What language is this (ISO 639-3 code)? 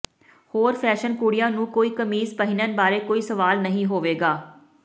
pan